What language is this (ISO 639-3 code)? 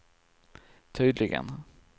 swe